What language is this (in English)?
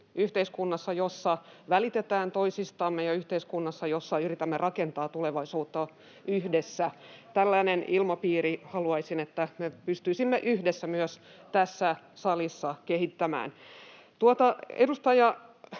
Finnish